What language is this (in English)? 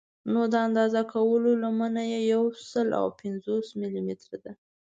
Pashto